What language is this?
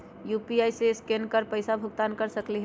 Magahi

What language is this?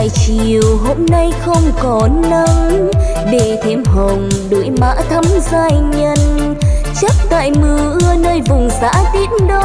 Vietnamese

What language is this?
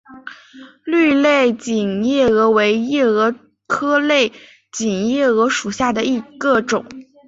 Chinese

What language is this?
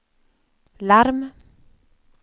Swedish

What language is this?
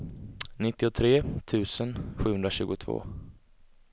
Swedish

